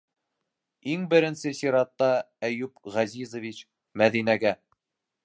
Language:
Bashkir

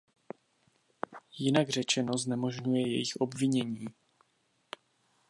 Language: Czech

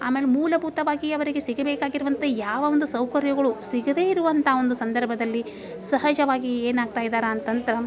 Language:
Kannada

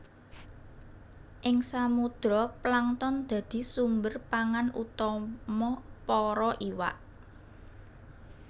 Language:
Javanese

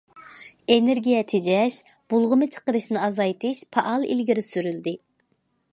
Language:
Uyghur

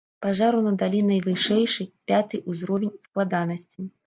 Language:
Belarusian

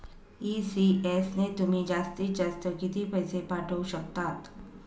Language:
Marathi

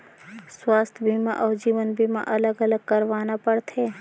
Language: Chhattisgarhi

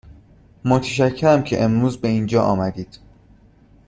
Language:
Persian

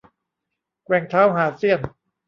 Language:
Thai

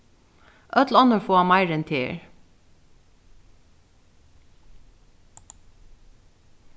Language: Faroese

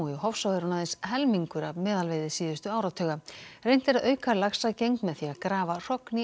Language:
Icelandic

